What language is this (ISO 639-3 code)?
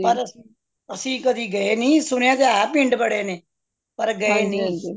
pan